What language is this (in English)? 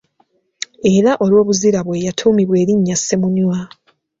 Ganda